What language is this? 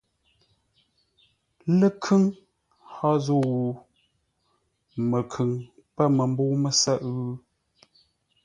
Ngombale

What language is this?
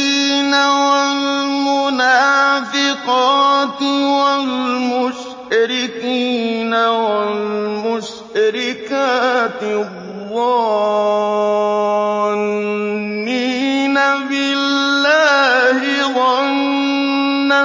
Arabic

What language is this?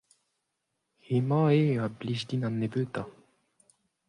Breton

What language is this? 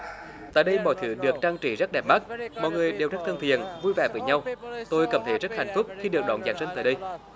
Vietnamese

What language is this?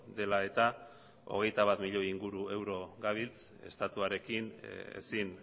Basque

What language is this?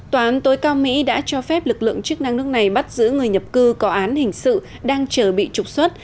Vietnamese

